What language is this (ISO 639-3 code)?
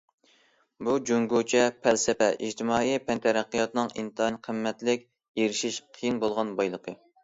uig